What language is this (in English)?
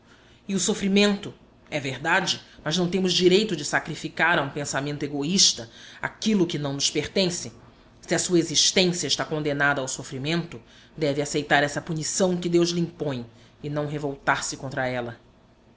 Portuguese